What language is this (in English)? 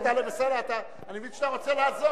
Hebrew